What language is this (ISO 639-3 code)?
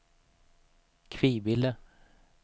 swe